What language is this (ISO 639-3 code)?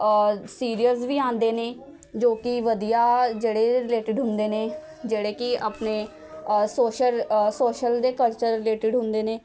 pan